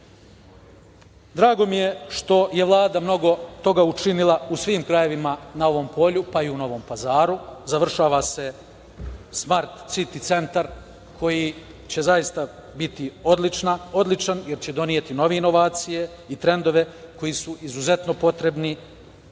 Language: Serbian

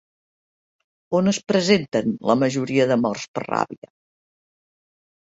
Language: Catalan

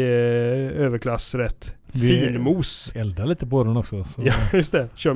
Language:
Swedish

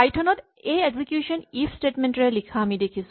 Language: Assamese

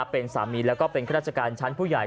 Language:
Thai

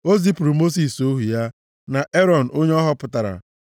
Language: Igbo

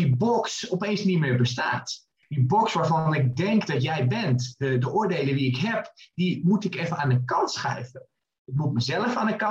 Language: Dutch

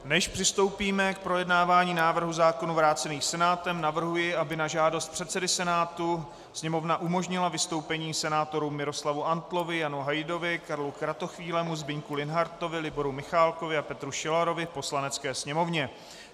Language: Czech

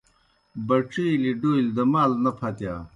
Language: Kohistani Shina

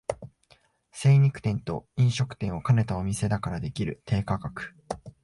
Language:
Japanese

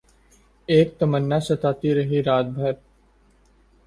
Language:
Urdu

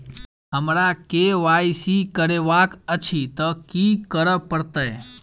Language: Maithili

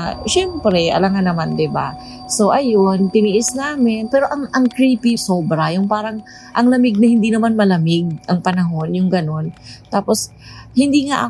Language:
Filipino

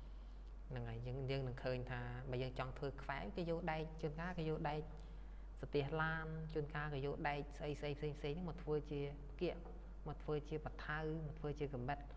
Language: Thai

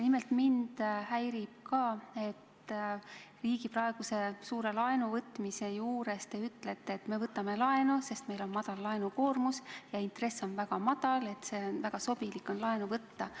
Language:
Estonian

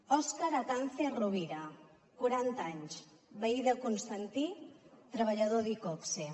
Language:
Catalan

